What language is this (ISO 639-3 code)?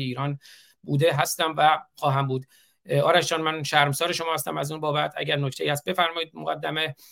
fas